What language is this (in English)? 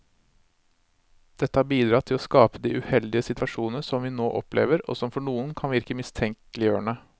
Norwegian